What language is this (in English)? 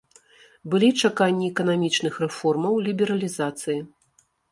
Belarusian